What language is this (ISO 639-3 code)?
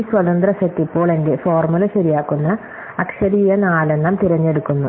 mal